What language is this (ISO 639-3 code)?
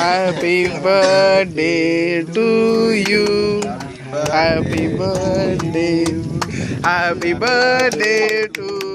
eng